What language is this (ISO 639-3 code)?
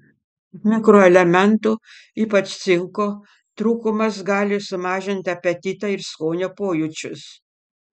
lit